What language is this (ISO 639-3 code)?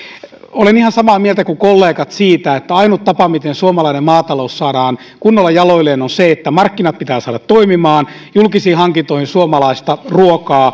fin